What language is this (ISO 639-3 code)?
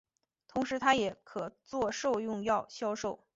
zho